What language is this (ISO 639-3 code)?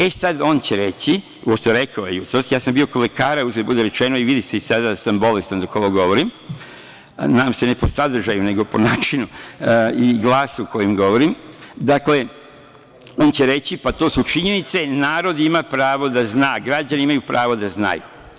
srp